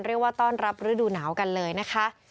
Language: Thai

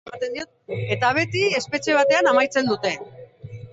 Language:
Basque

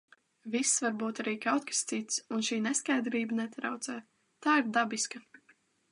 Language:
Latvian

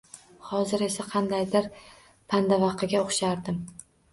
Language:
Uzbek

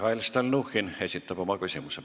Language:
Estonian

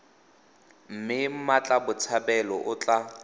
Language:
Tswana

